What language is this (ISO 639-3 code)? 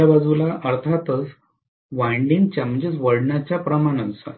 mar